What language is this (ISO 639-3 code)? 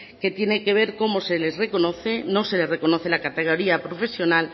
spa